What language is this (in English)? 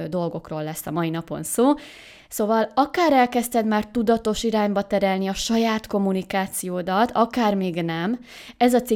Hungarian